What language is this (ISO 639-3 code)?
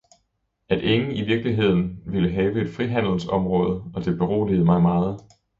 dan